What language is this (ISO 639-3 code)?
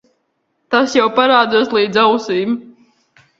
lav